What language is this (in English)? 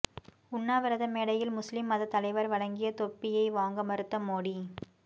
Tamil